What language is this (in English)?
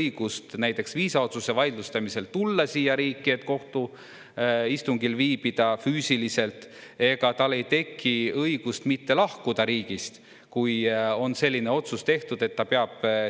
Estonian